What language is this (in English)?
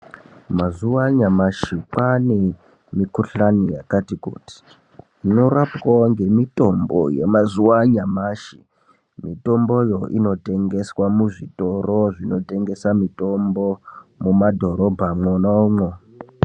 Ndau